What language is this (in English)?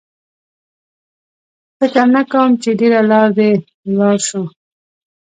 Pashto